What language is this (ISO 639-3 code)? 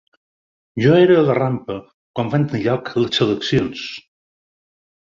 cat